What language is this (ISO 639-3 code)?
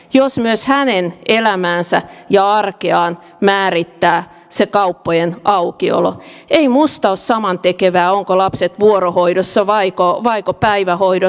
fin